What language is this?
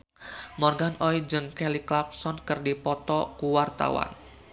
Sundanese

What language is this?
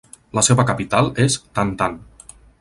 Catalan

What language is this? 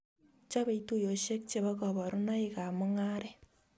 Kalenjin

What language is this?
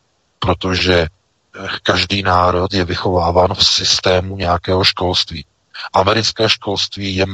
Czech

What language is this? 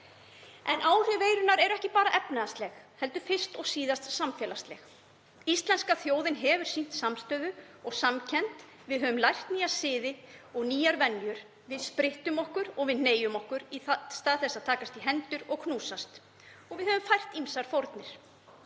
Icelandic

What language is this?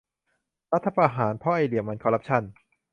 Thai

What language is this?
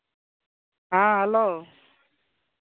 Santali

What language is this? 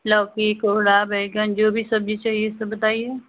Hindi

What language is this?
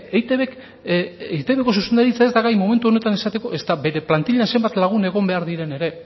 Basque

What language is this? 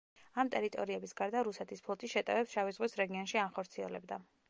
Georgian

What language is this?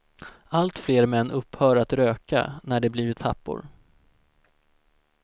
Swedish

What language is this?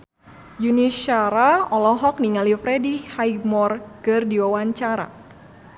Sundanese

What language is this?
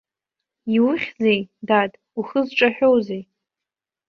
Abkhazian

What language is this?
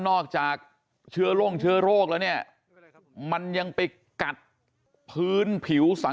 Thai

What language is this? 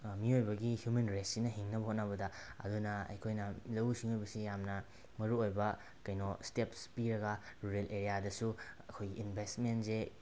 Manipuri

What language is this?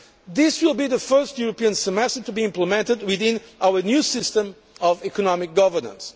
English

